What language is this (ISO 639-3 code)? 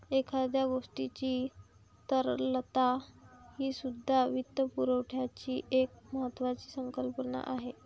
mar